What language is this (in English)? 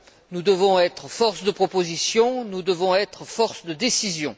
French